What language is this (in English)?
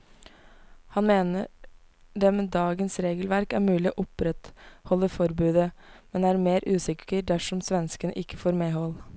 Norwegian